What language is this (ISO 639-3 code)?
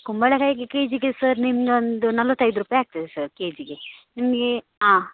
kan